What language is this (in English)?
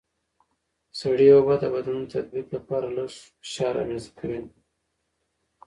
Pashto